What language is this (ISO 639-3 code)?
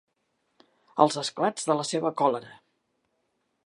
cat